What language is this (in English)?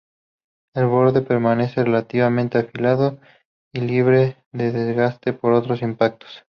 Spanish